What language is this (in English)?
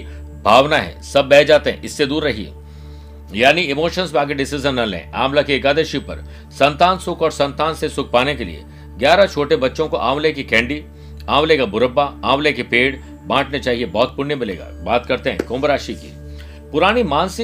Hindi